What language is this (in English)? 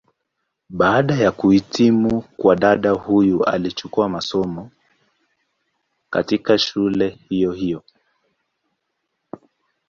Swahili